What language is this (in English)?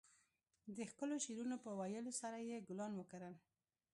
Pashto